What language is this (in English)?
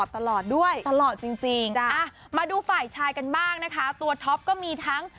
Thai